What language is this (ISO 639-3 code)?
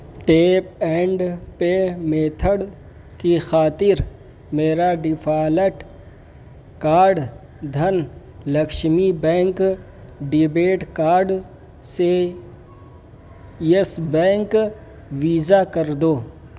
urd